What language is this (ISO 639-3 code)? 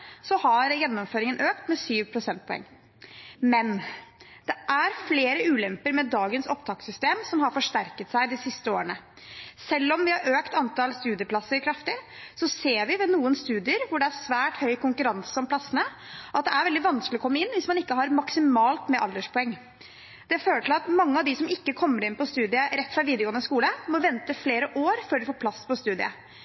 nob